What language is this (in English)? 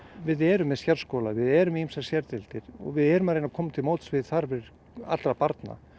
Icelandic